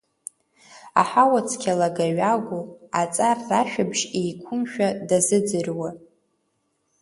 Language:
Abkhazian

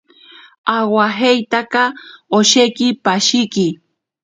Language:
Ashéninka Perené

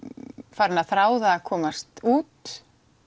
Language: Icelandic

